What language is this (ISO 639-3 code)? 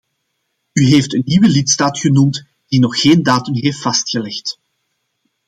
nld